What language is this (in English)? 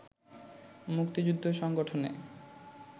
Bangla